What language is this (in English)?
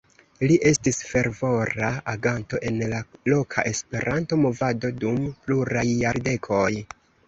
Esperanto